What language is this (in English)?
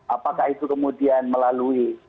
Indonesian